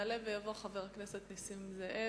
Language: Hebrew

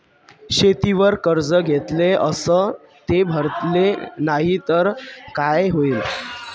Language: Marathi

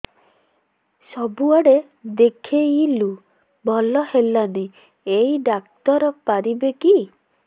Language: Odia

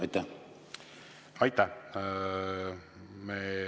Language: Estonian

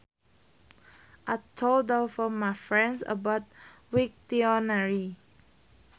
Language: Sundanese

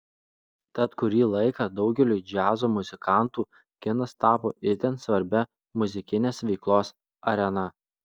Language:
Lithuanian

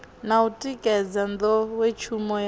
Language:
Venda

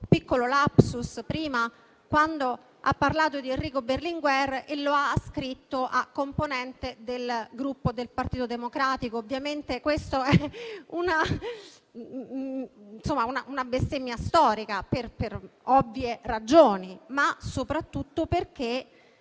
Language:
Italian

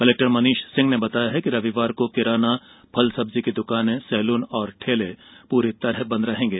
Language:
Hindi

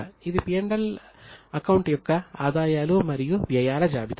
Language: Telugu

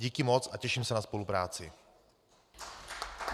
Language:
Czech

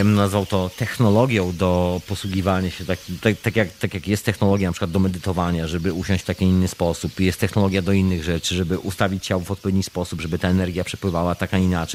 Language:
Polish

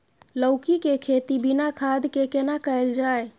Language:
Maithili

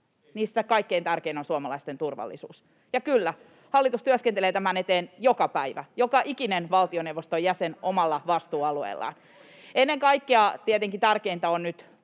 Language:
Finnish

